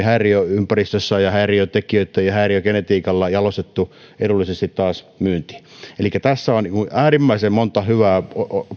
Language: Finnish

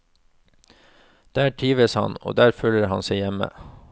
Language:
Norwegian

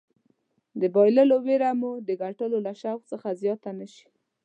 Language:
Pashto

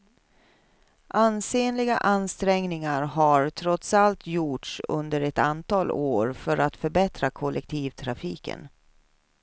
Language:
Swedish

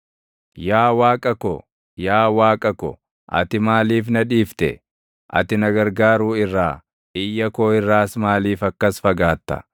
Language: Oromo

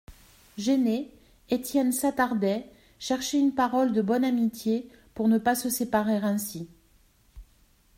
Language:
French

